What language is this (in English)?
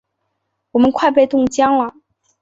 Chinese